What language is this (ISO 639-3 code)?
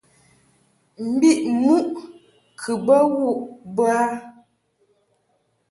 mhk